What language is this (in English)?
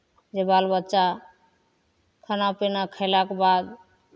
Maithili